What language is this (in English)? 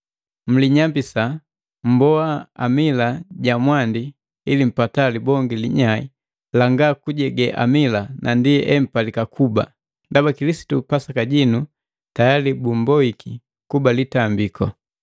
Matengo